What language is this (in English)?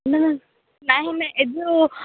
Odia